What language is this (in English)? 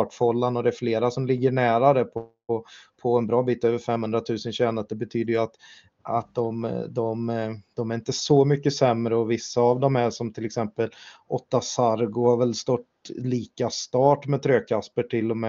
Swedish